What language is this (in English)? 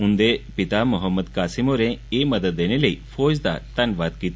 Dogri